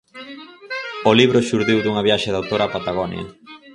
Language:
Galician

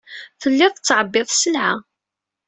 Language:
Kabyle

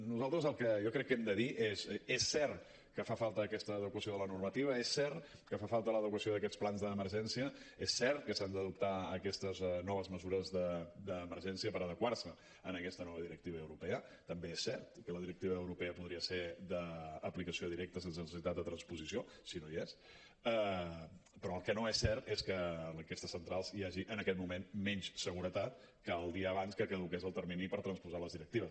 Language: Catalan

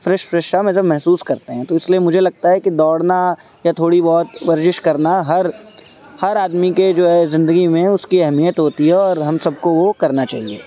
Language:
Urdu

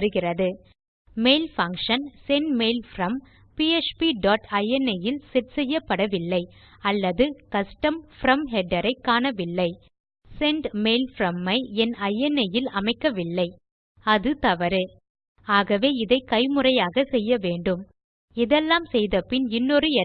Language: English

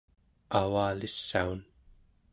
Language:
Central Yupik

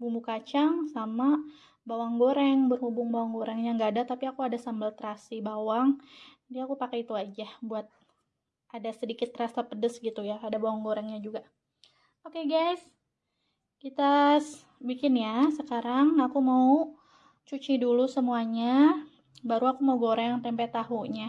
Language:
Indonesian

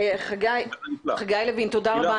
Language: Hebrew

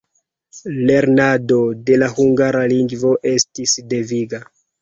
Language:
Esperanto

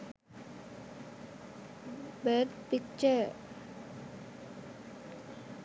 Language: Sinhala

